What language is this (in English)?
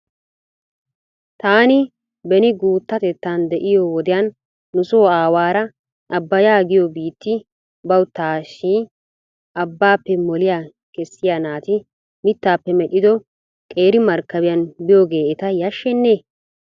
Wolaytta